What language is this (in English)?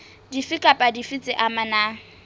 Southern Sotho